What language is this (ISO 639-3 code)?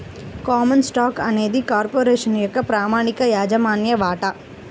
tel